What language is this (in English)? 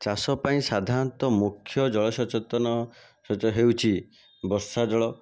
Odia